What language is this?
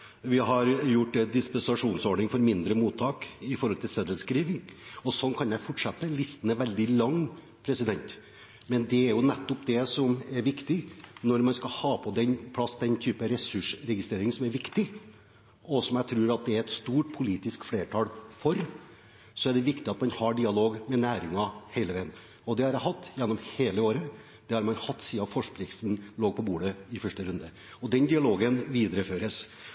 Norwegian Bokmål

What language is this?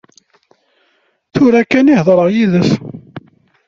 Kabyle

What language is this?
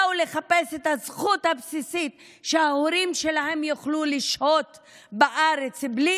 Hebrew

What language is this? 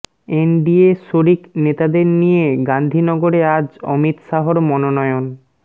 Bangla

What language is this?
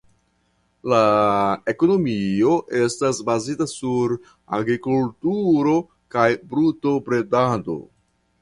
Esperanto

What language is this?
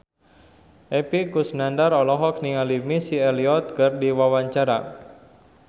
Sundanese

